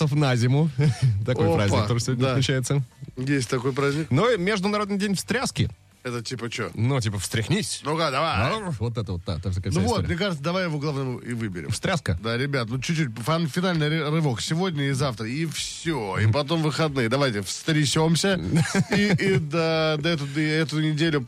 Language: Russian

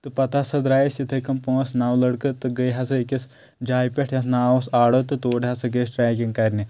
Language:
Kashmiri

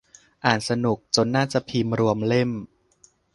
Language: Thai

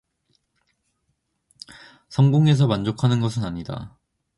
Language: Korean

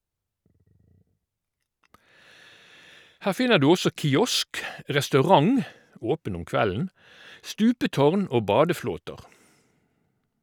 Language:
Norwegian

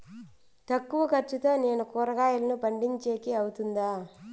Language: Telugu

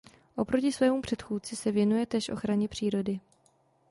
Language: Czech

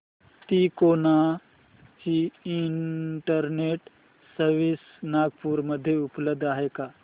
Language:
Marathi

